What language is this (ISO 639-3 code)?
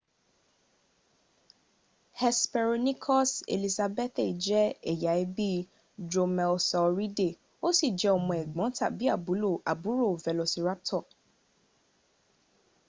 yor